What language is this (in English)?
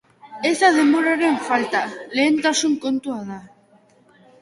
Basque